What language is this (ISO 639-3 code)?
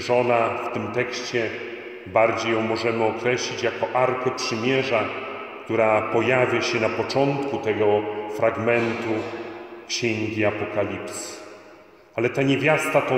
pol